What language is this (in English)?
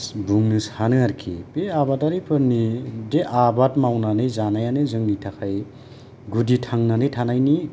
Bodo